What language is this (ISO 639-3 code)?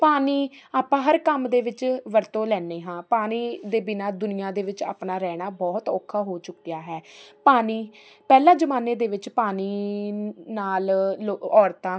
pan